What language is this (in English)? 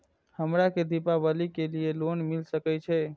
Maithili